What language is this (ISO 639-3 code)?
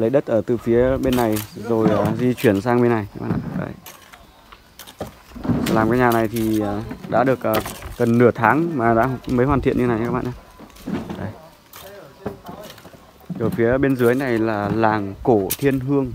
vie